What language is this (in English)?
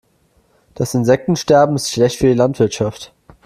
German